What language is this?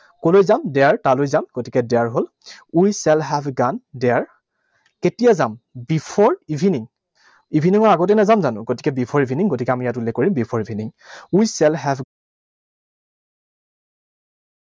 Assamese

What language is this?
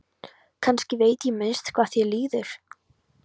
Icelandic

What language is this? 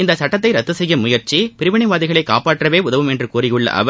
Tamil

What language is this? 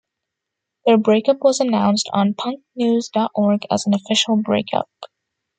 English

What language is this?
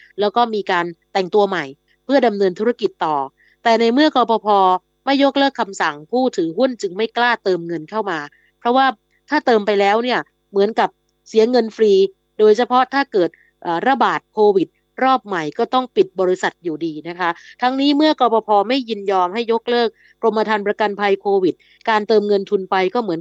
Thai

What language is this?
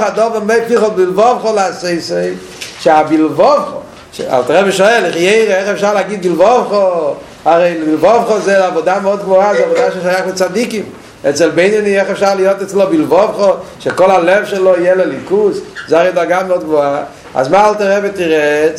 Hebrew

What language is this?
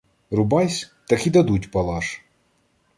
Ukrainian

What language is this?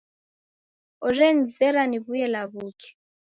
Taita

